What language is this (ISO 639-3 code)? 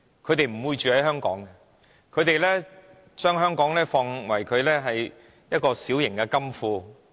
yue